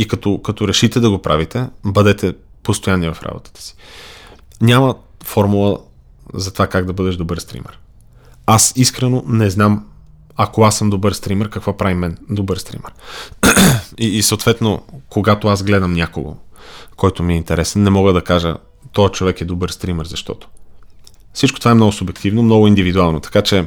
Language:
Bulgarian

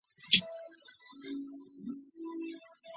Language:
Chinese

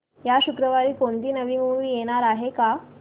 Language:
Marathi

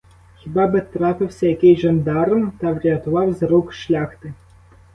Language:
Ukrainian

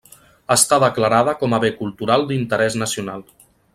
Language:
Catalan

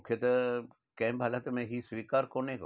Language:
Sindhi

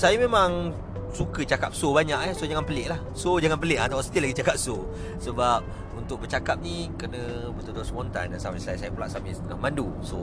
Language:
Malay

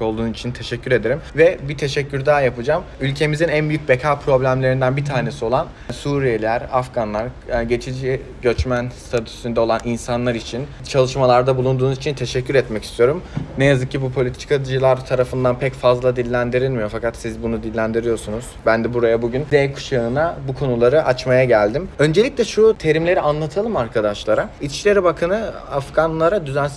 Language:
Turkish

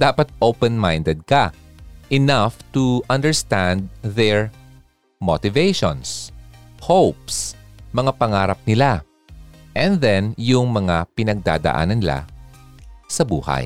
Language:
Filipino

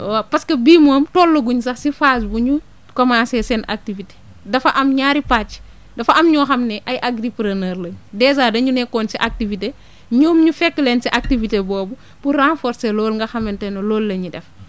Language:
Wolof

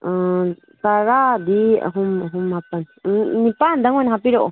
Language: Manipuri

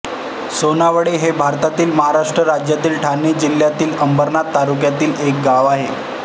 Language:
Marathi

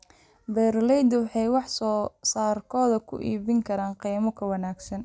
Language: Somali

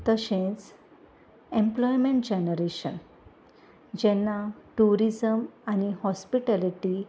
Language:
Konkani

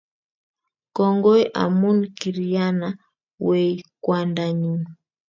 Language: Kalenjin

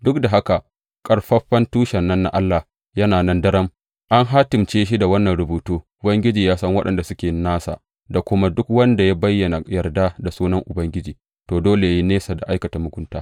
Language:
Hausa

